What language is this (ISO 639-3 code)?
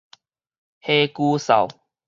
nan